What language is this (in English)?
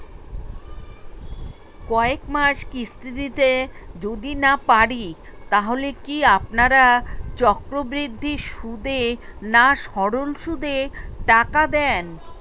Bangla